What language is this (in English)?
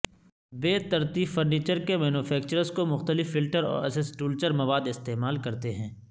Urdu